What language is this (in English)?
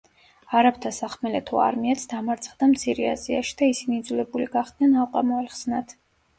Georgian